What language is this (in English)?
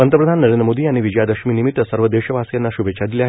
Marathi